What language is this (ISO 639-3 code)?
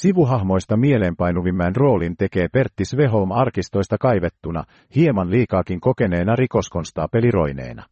fin